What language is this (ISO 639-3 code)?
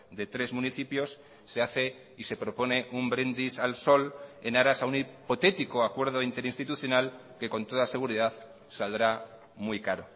spa